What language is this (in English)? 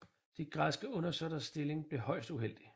Danish